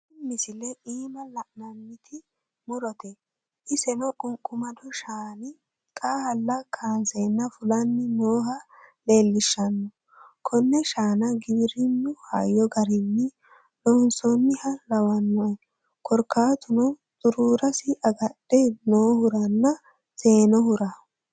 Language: Sidamo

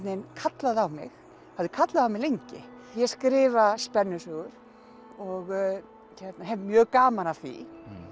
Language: Icelandic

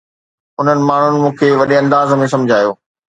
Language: Sindhi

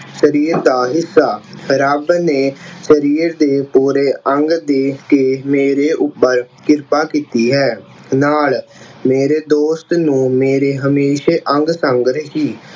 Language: Punjabi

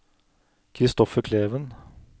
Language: Norwegian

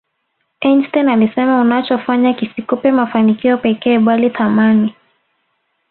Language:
Swahili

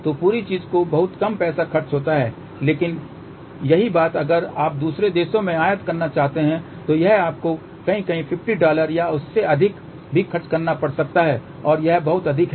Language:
Hindi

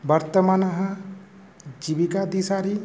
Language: Sanskrit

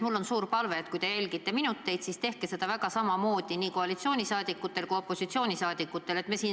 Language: Estonian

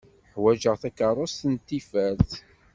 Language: Kabyle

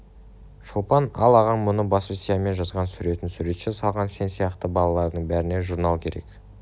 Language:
Kazakh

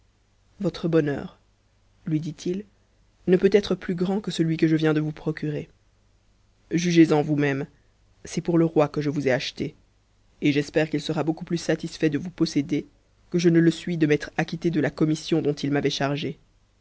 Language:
French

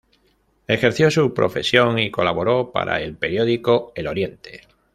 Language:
Spanish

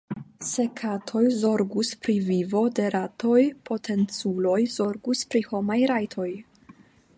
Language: Esperanto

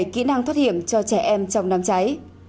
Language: Vietnamese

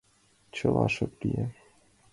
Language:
Mari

